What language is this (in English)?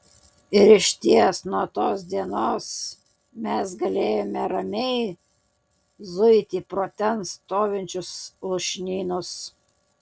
Lithuanian